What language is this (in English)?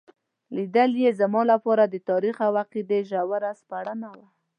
Pashto